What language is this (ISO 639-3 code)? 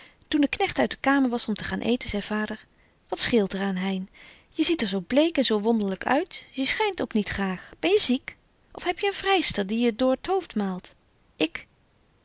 nld